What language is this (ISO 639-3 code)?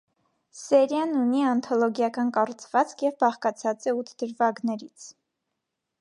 hye